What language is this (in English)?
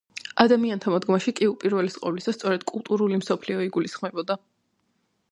Georgian